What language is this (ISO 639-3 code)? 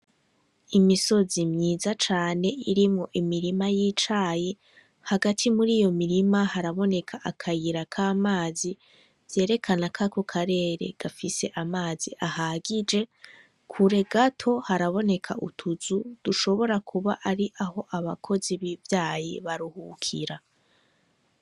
run